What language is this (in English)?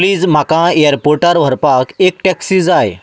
Konkani